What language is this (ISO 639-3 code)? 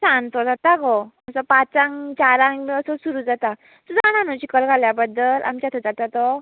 kok